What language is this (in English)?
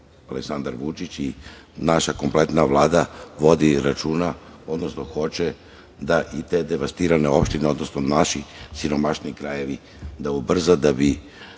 Serbian